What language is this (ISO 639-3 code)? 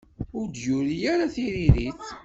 kab